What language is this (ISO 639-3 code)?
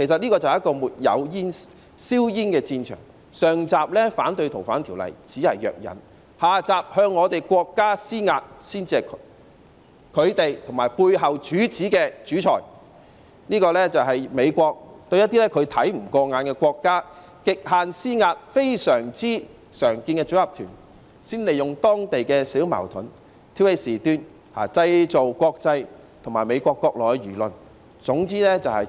yue